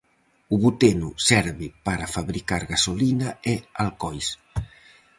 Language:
Galician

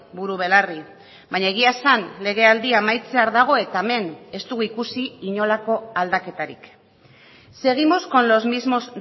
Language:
Basque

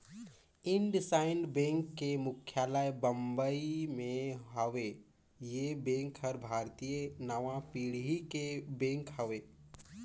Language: Chhattisgarhi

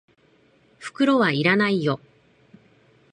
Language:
Japanese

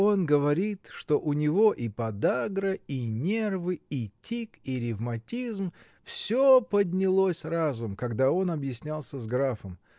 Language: Russian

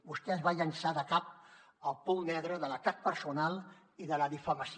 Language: Catalan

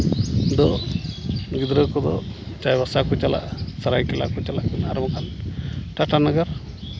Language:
Santali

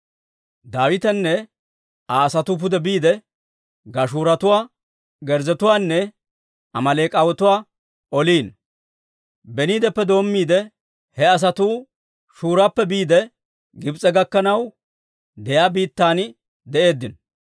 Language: Dawro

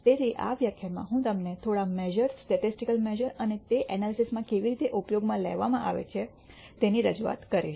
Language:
Gujarati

